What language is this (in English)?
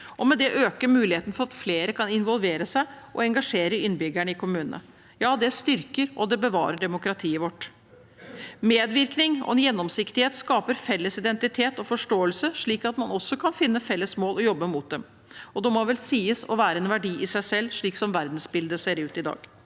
Norwegian